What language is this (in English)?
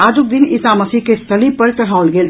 Maithili